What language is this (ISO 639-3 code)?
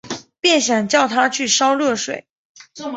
zho